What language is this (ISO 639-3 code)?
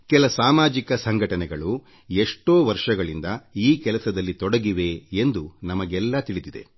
kan